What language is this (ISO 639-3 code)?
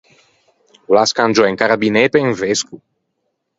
lij